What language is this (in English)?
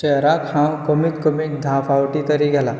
Konkani